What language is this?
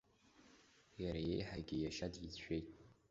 Abkhazian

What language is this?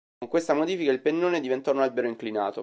Italian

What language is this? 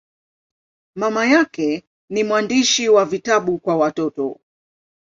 Swahili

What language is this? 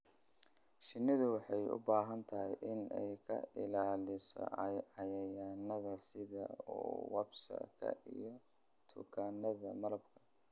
Somali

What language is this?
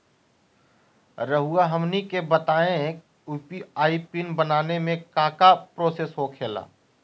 Magahi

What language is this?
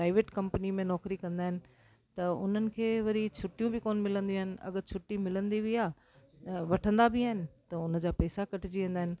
Sindhi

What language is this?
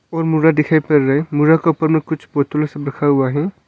Hindi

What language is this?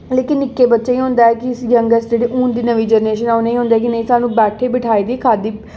Dogri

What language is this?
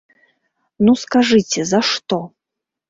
Belarusian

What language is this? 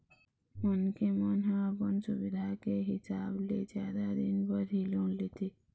Chhattisgarhi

